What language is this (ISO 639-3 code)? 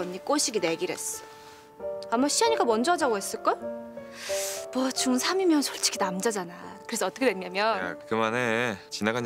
kor